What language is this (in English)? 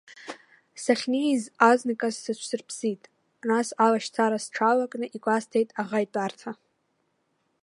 Abkhazian